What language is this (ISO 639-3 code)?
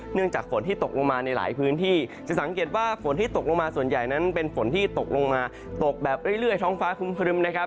tha